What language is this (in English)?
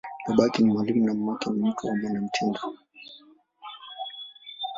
Swahili